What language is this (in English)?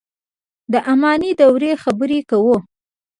Pashto